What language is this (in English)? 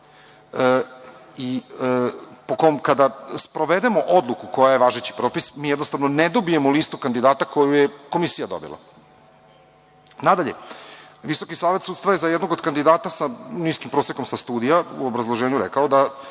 Serbian